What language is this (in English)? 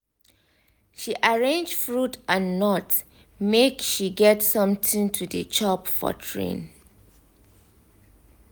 Nigerian Pidgin